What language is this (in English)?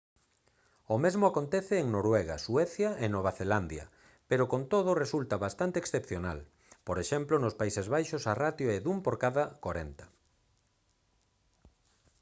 Galician